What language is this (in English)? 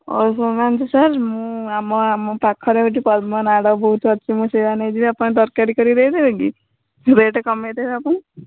Odia